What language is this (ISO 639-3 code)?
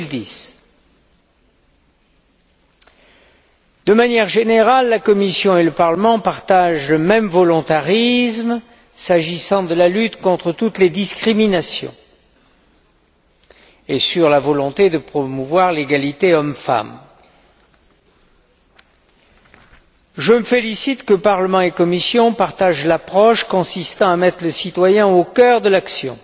fra